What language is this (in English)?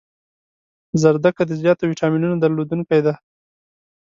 Pashto